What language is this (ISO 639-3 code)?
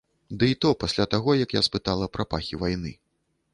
bel